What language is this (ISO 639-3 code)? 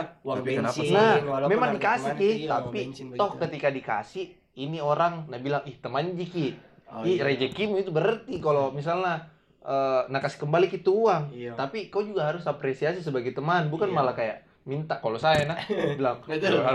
ind